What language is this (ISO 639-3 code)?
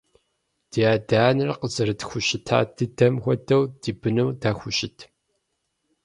kbd